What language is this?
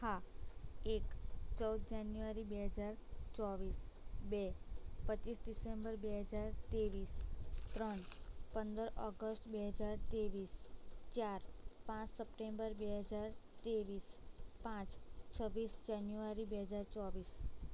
Gujarati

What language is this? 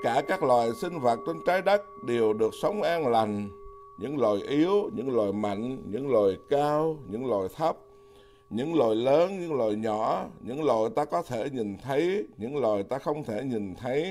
Vietnamese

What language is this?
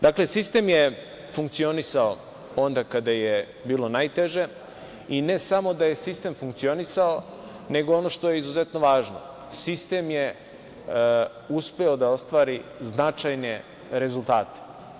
Serbian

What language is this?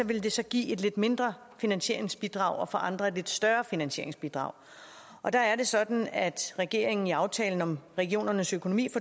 Danish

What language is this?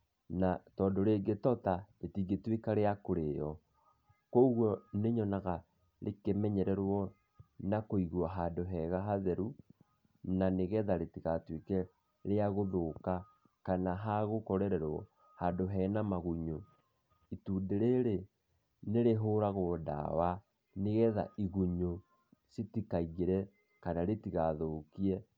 Kikuyu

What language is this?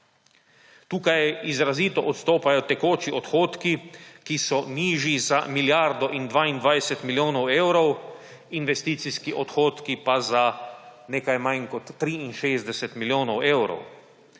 Slovenian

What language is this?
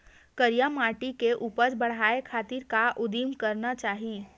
Chhattisgarhi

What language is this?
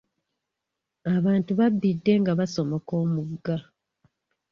Ganda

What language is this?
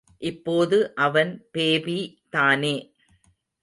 Tamil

